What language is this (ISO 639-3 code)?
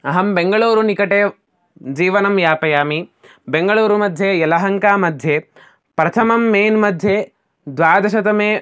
san